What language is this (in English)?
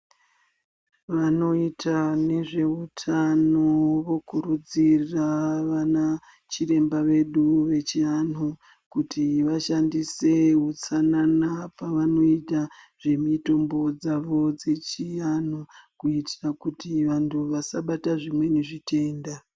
Ndau